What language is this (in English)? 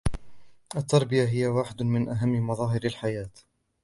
Arabic